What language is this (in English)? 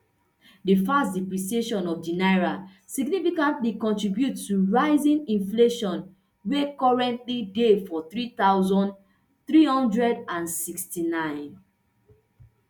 Nigerian Pidgin